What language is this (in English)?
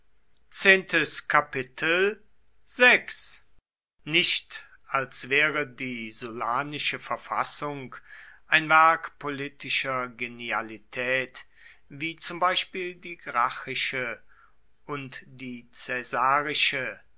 German